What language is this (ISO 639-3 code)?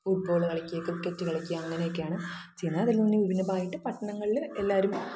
mal